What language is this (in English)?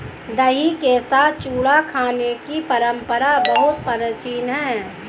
Hindi